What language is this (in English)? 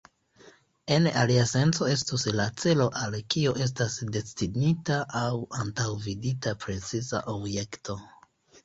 Esperanto